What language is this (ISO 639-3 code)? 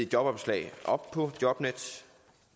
dan